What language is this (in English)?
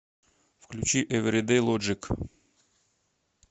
Russian